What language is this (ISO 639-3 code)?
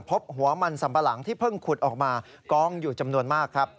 tha